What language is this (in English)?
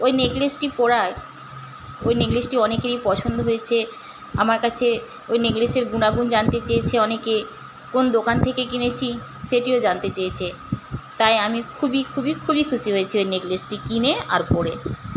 Bangla